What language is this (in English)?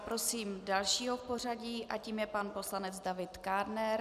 Czech